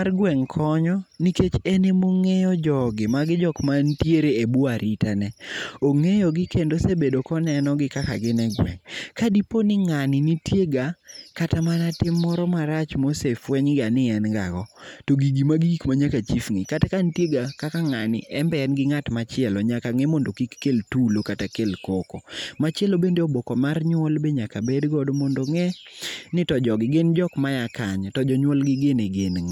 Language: Luo (Kenya and Tanzania)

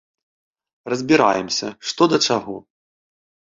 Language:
Belarusian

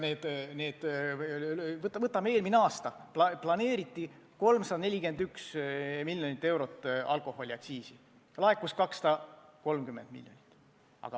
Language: Estonian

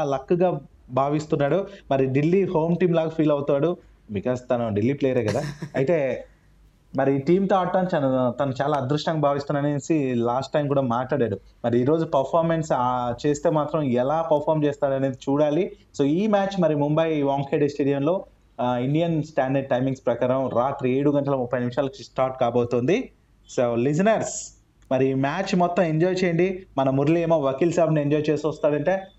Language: Telugu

